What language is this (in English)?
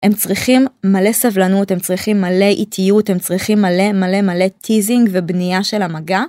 Hebrew